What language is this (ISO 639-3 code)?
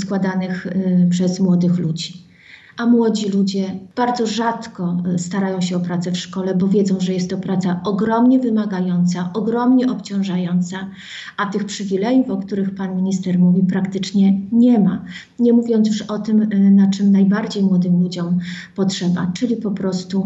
pol